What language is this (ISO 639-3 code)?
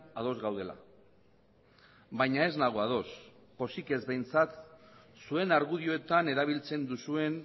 eus